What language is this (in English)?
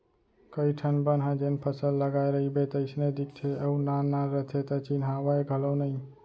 Chhattisgarhi